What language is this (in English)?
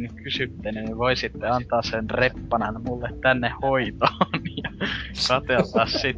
Finnish